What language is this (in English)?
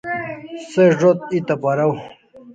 Kalasha